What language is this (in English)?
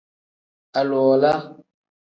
Tem